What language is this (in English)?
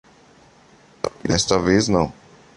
Portuguese